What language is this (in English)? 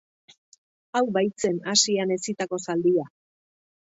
Basque